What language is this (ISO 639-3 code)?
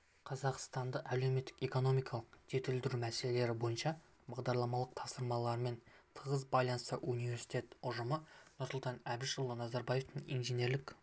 kaz